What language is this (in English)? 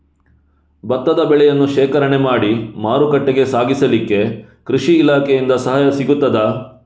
Kannada